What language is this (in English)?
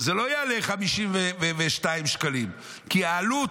Hebrew